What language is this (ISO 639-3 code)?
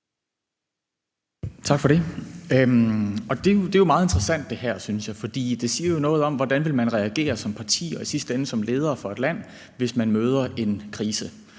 dan